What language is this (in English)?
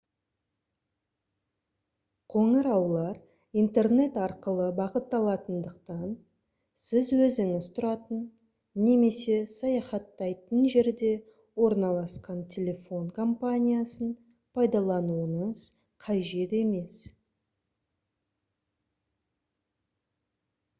Kazakh